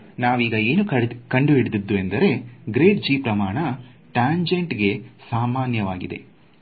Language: Kannada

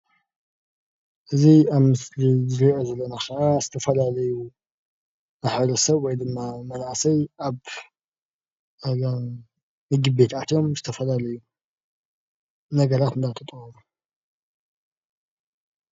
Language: Tigrinya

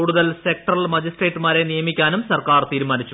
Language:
Malayalam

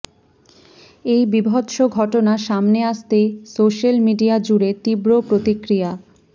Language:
Bangla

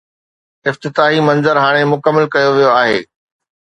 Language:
Sindhi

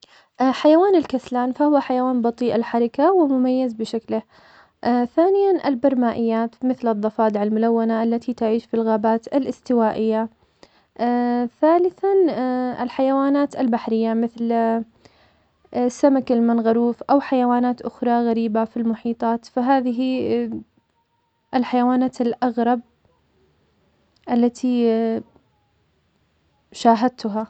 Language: Omani Arabic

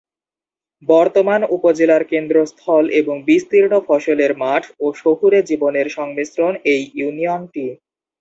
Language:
Bangla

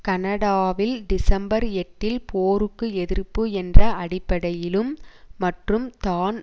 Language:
Tamil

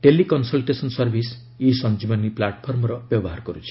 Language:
Odia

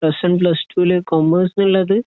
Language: Malayalam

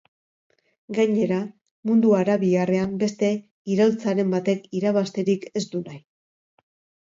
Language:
Basque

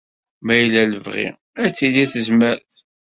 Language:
Kabyle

